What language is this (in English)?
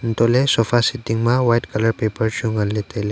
Wancho Naga